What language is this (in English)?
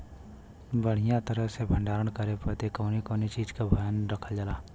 Bhojpuri